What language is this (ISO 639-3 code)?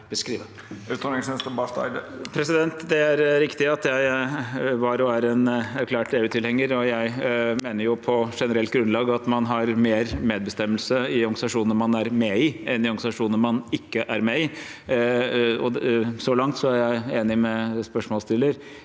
nor